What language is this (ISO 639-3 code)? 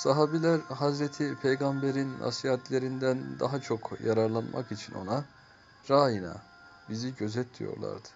tur